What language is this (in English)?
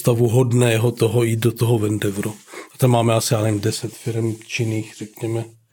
Czech